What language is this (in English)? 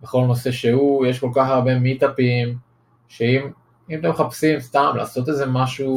Hebrew